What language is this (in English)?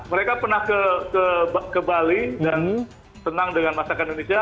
Indonesian